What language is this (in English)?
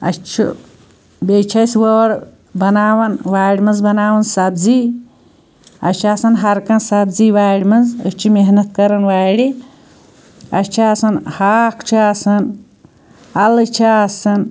Kashmiri